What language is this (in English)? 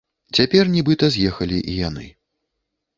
Belarusian